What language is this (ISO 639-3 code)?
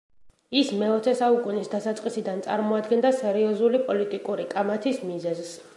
kat